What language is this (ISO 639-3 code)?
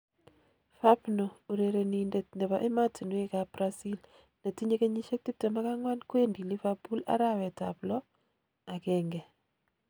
kln